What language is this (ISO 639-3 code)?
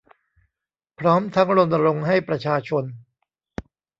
tha